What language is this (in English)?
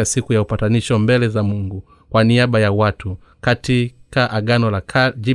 Swahili